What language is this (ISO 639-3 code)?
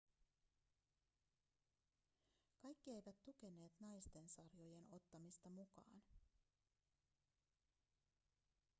fin